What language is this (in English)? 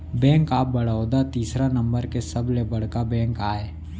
Chhattisgarhi